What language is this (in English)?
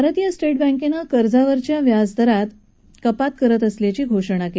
Marathi